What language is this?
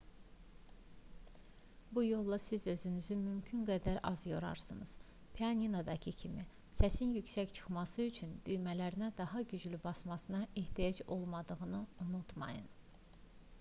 Azerbaijani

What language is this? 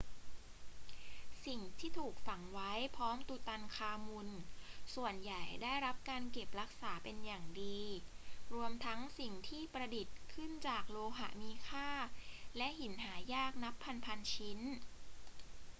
Thai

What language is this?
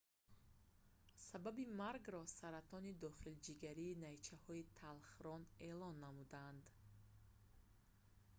Tajik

